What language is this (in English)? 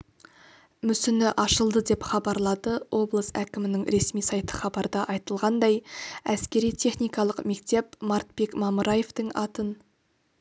Kazakh